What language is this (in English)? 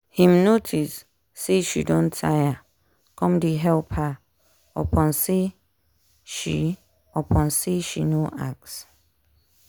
Nigerian Pidgin